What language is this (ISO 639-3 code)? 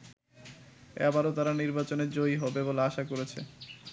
ben